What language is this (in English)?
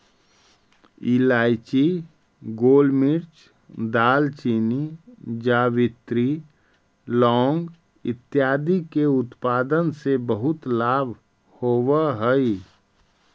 Magahi